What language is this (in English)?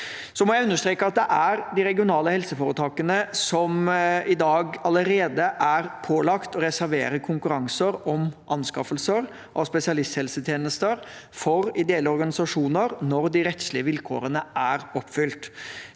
Norwegian